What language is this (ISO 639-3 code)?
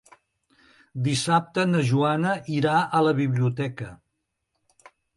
cat